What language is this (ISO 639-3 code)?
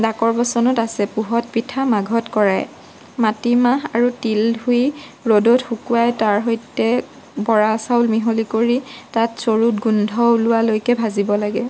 asm